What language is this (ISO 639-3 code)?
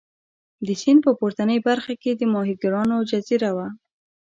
pus